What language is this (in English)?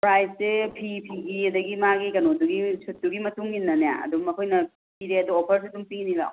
Manipuri